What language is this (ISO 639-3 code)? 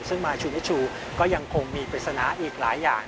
tha